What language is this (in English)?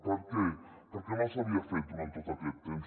Catalan